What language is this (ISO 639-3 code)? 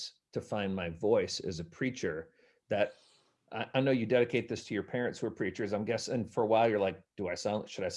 eng